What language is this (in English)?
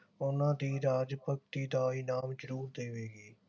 Punjabi